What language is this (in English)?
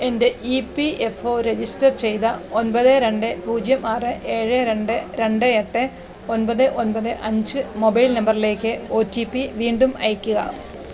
Malayalam